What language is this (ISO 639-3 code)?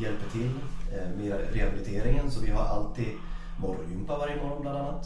swe